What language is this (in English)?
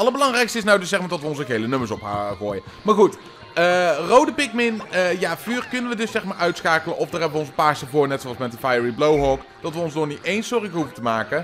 Dutch